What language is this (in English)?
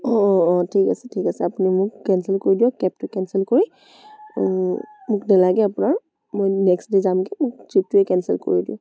Assamese